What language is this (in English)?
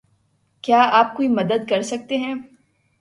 Urdu